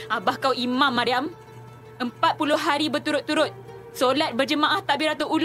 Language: Malay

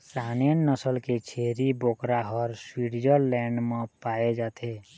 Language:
Chhattisgarhi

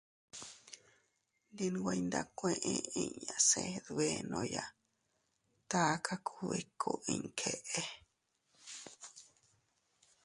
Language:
Teutila Cuicatec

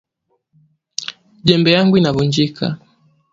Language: Swahili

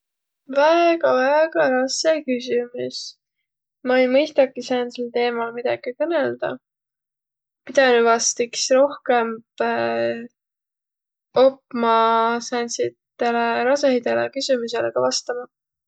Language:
Võro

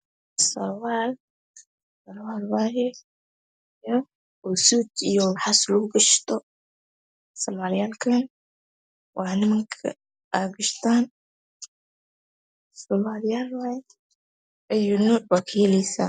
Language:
Somali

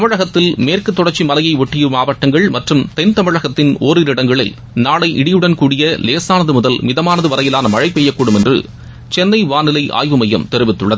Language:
Tamil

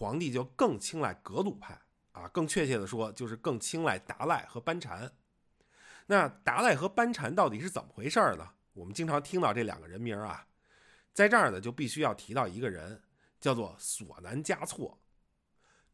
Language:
Chinese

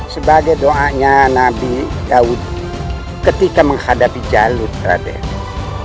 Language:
Indonesian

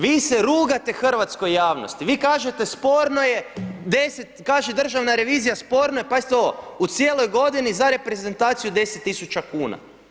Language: Croatian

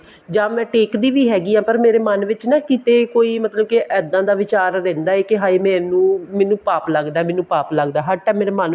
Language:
Punjabi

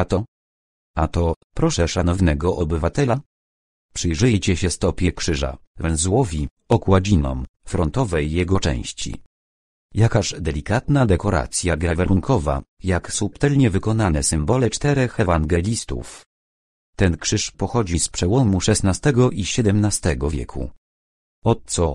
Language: Polish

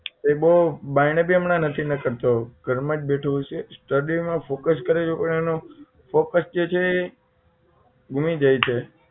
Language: Gujarati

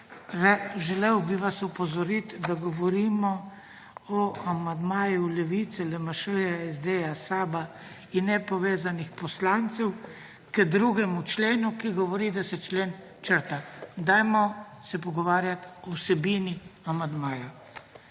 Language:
Slovenian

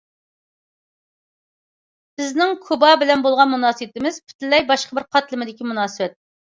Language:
Uyghur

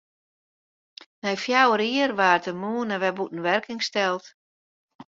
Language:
Western Frisian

